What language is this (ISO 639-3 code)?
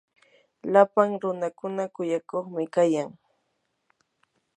qur